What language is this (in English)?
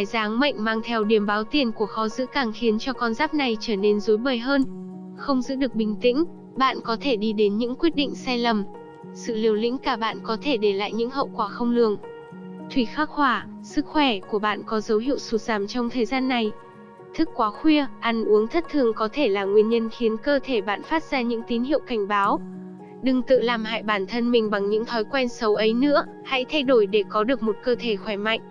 Vietnamese